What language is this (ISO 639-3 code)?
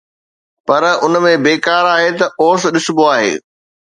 snd